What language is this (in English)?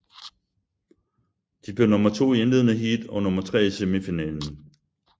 Danish